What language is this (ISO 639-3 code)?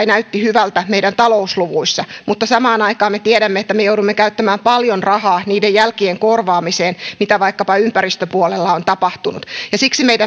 fin